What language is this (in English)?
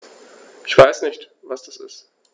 German